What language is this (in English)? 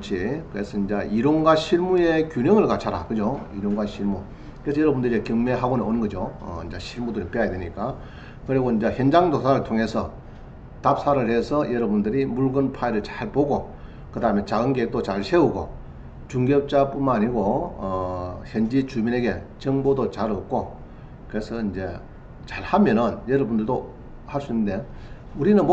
Korean